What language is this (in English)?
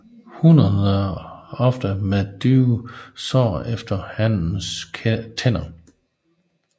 Danish